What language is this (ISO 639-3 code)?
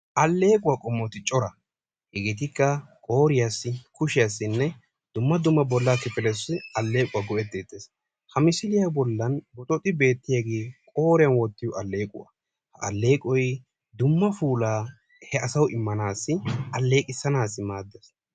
wal